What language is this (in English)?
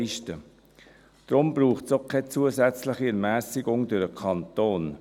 Swiss German